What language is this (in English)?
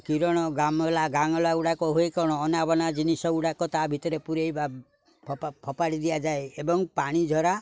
Odia